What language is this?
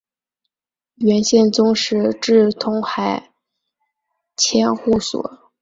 Chinese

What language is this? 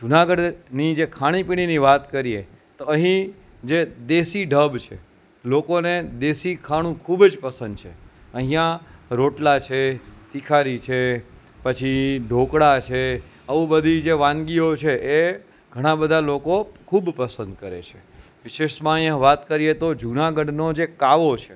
Gujarati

